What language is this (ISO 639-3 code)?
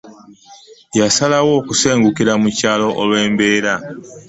lug